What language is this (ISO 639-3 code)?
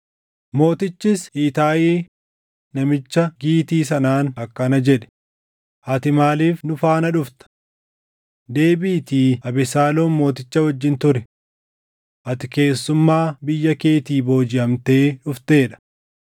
orm